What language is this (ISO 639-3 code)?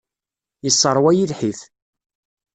kab